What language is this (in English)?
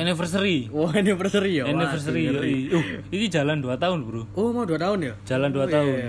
Indonesian